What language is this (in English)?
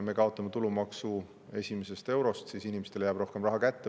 Estonian